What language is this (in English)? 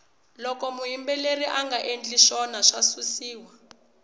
Tsonga